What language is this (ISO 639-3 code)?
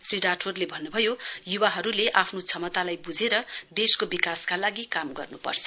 nep